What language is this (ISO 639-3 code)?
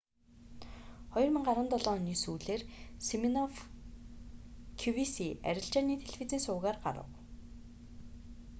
mon